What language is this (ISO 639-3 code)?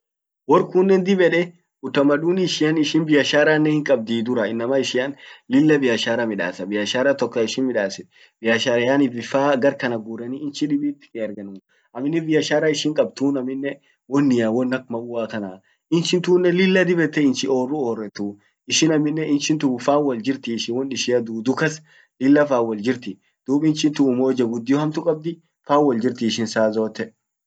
orc